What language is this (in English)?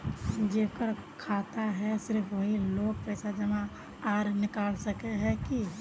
Magahi